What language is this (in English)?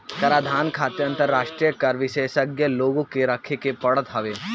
Bhojpuri